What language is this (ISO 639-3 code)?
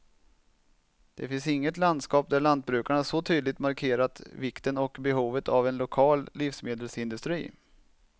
swe